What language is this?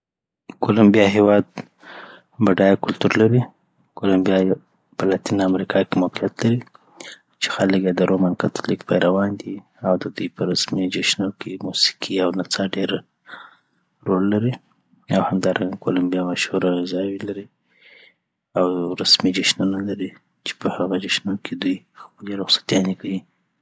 Southern Pashto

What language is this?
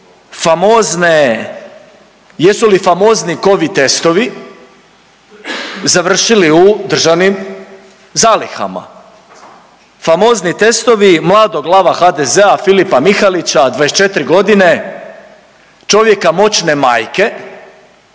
Croatian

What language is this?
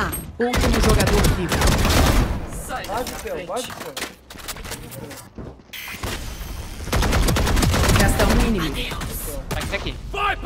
Portuguese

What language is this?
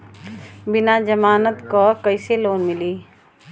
Bhojpuri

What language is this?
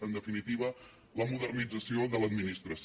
Catalan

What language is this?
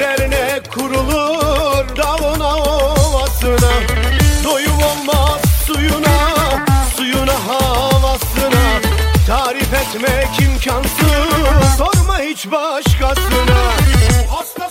Turkish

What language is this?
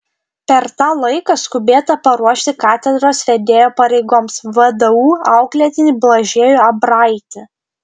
Lithuanian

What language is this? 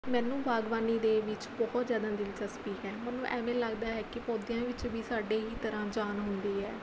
Punjabi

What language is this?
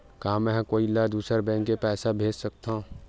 Chhattisgarhi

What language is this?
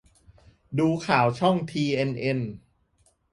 Thai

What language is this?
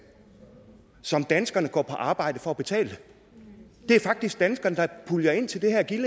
Danish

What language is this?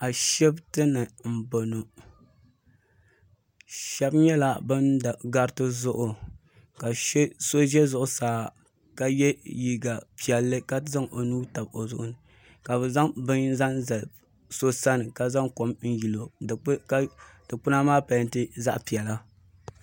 Dagbani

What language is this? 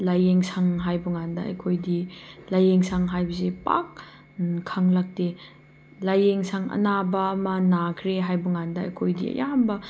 Manipuri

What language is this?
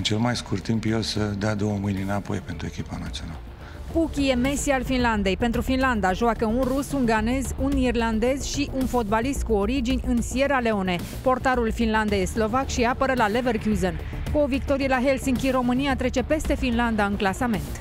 Romanian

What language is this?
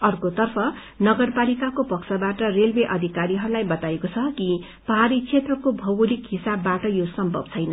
Nepali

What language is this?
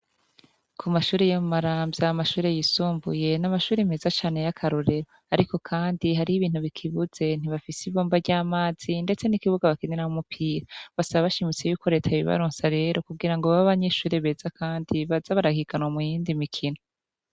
Rundi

